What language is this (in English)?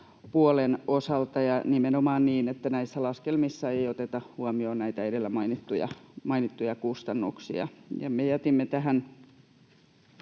Finnish